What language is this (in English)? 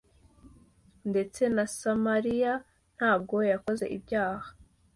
Kinyarwanda